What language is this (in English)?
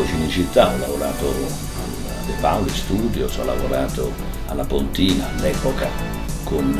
Italian